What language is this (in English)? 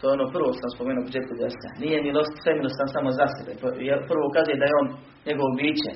Croatian